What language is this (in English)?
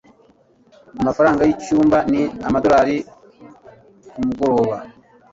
Kinyarwanda